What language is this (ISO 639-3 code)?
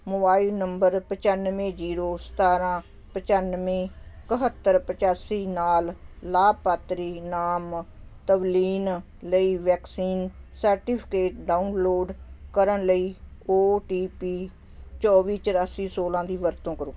pan